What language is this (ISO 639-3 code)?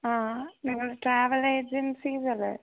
mal